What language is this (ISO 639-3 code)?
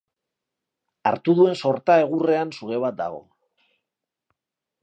eus